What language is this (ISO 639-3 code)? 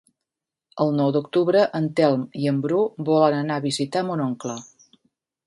cat